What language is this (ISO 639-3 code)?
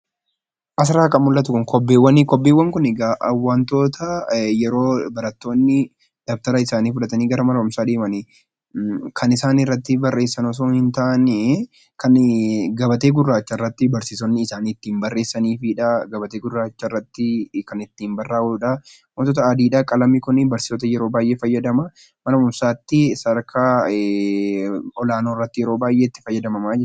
orm